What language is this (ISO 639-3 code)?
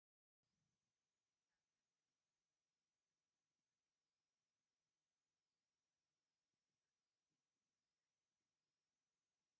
tir